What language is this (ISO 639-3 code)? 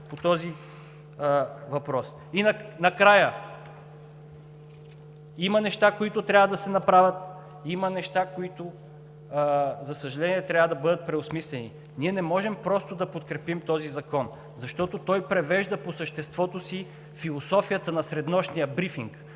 bul